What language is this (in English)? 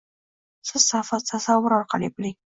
Uzbek